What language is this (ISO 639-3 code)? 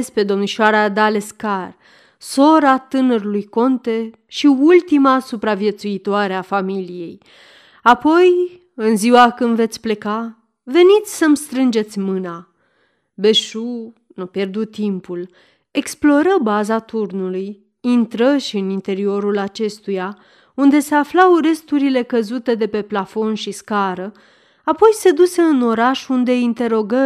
ron